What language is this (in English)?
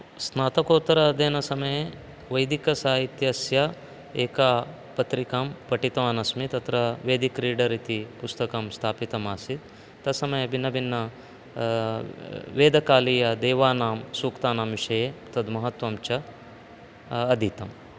Sanskrit